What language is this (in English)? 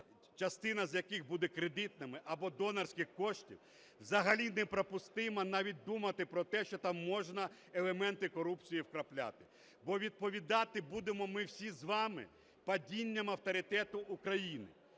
Ukrainian